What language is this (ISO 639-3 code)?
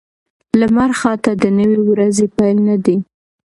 pus